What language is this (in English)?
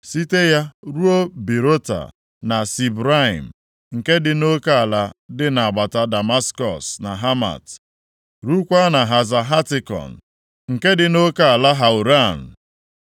Igbo